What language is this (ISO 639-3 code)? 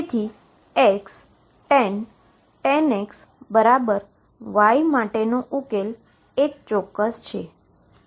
guj